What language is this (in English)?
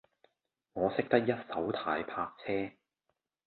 Cantonese